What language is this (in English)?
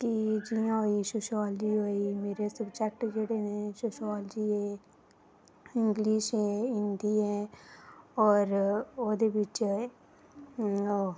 Dogri